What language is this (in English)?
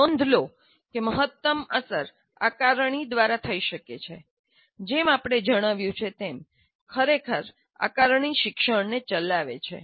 Gujarati